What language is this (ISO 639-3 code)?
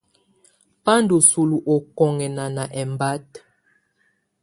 tvu